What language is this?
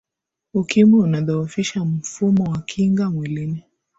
Swahili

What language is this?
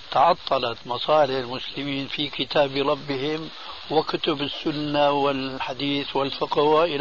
Arabic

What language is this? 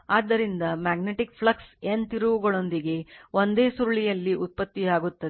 Kannada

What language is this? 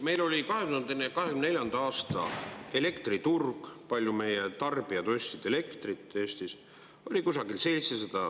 Estonian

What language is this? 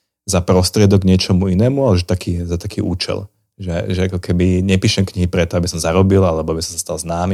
Slovak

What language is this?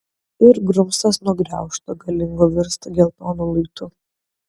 Lithuanian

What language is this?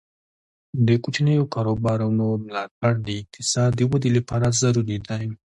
Pashto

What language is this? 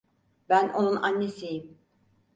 Turkish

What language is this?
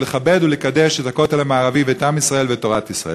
Hebrew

